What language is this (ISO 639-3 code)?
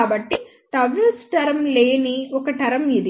tel